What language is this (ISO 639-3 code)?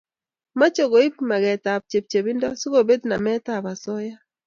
kln